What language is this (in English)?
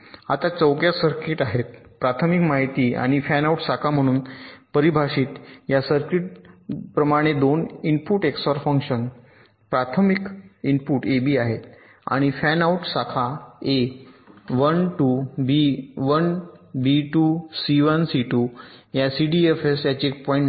Marathi